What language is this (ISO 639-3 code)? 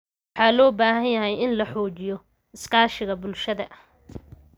som